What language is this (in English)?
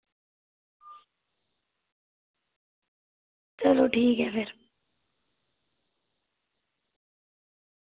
Dogri